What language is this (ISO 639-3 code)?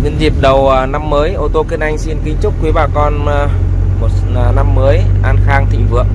vie